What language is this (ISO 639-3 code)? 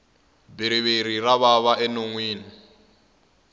tso